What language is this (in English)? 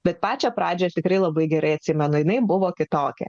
Lithuanian